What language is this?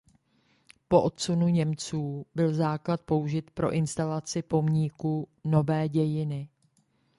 Czech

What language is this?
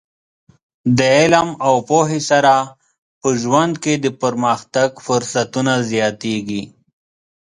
Pashto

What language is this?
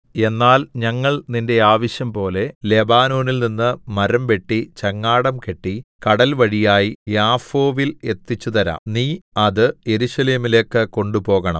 Malayalam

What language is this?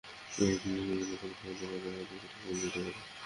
Bangla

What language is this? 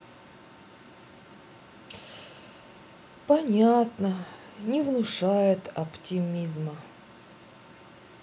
Russian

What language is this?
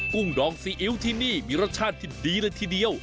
Thai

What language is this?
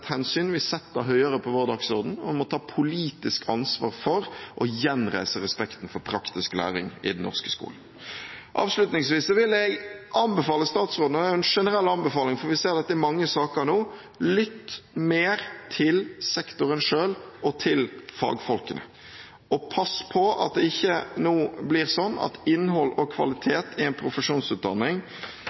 Norwegian Bokmål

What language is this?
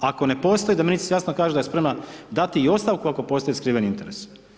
Croatian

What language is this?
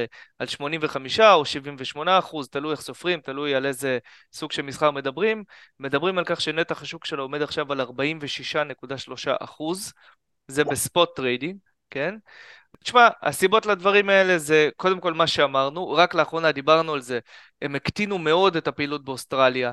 Hebrew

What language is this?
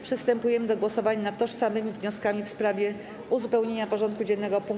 Polish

